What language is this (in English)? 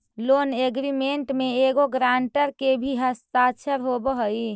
Magahi